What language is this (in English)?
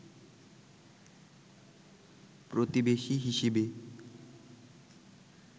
Bangla